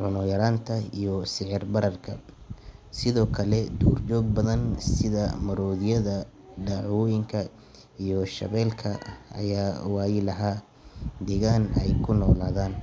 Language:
Somali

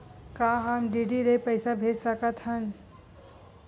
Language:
Chhattisgarhi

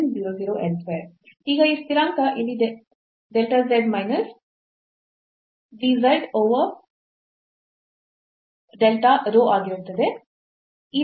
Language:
Kannada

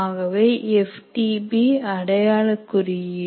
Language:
Tamil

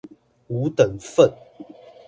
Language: Chinese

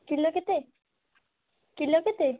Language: Odia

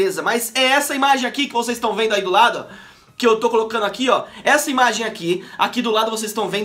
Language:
Portuguese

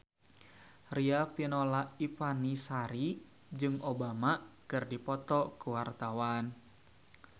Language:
Sundanese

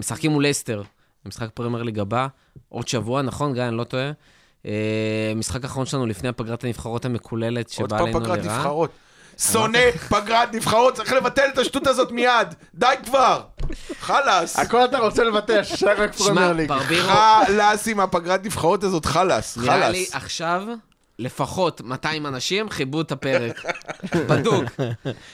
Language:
Hebrew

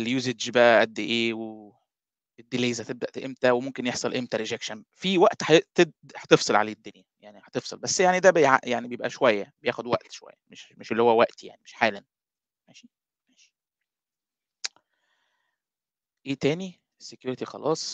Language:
Arabic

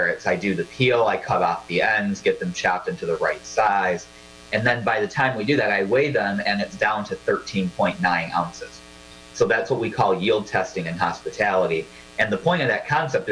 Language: English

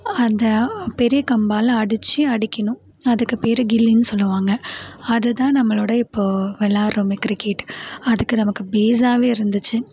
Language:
Tamil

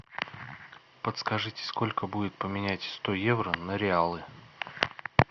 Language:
Russian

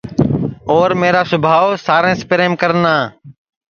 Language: Sansi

